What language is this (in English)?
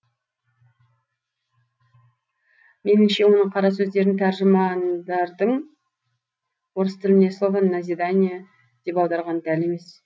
Kazakh